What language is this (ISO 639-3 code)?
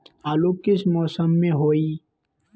mag